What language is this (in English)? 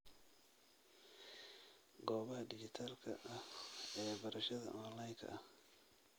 Somali